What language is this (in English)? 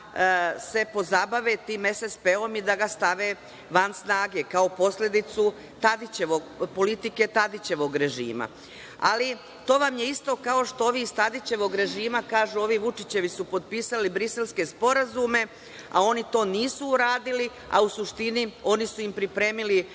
Serbian